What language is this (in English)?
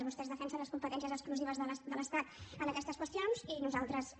Catalan